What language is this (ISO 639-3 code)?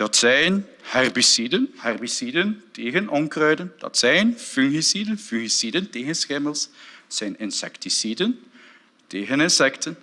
nld